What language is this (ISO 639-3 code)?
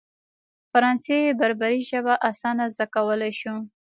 pus